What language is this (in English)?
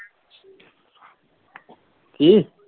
Punjabi